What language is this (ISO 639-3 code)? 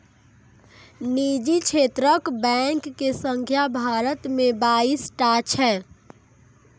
mai